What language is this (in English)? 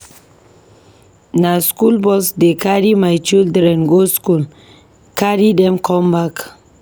Nigerian Pidgin